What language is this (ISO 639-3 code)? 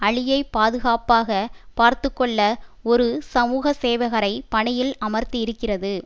tam